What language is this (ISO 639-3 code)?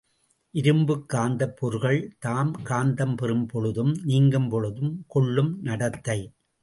tam